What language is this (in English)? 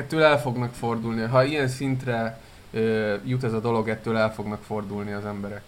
Hungarian